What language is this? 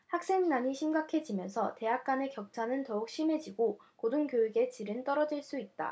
Korean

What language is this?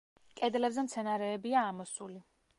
Georgian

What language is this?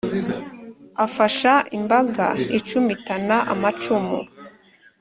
Kinyarwanda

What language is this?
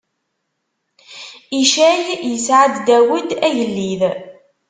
Kabyle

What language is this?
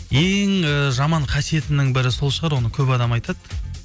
Kazakh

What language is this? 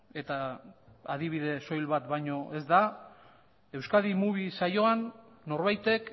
Basque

